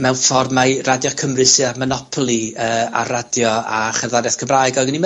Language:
Welsh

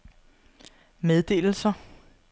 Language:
Danish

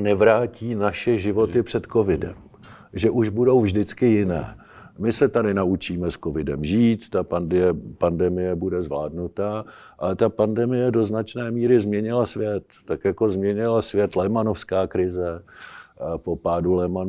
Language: Czech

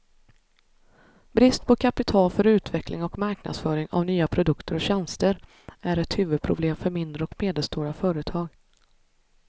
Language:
Swedish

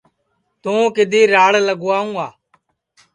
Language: Sansi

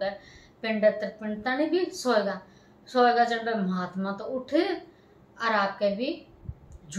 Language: Hindi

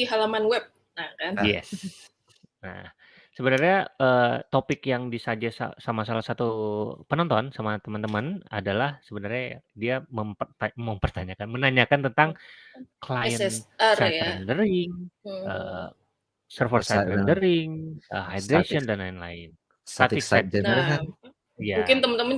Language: Indonesian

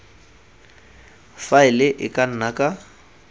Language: Tswana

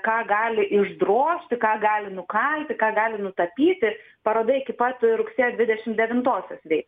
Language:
Lithuanian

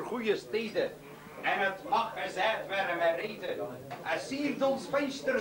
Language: Dutch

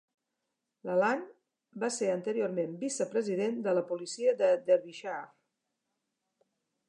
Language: Catalan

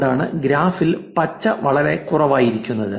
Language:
Malayalam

